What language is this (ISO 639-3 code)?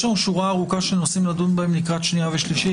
heb